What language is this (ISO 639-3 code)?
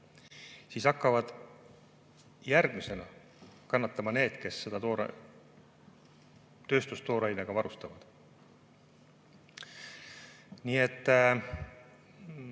est